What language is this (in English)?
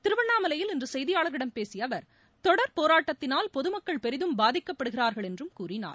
Tamil